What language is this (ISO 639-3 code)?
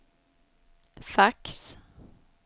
swe